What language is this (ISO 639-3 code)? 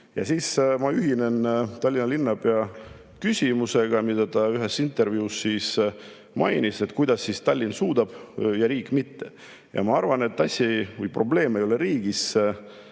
est